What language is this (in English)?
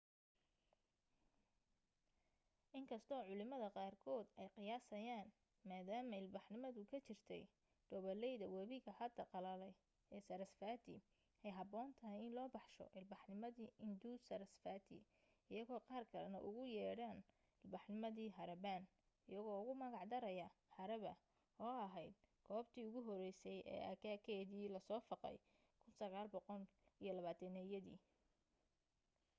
Somali